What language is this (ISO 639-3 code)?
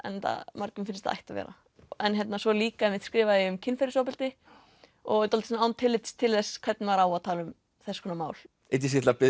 isl